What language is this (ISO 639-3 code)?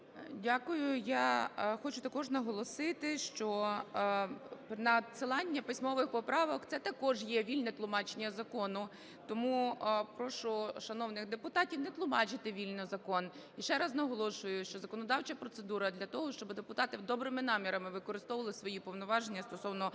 ukr